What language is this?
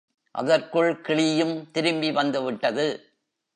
Tamil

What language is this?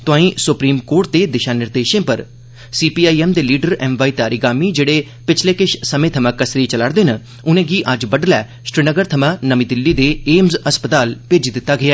Dogri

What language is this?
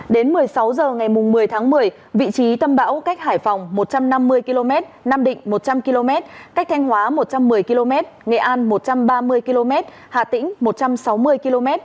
Vietnamese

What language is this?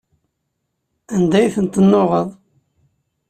Kabyle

